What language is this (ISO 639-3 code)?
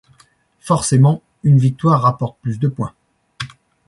fra